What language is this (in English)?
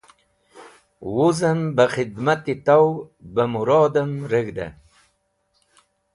Wakhi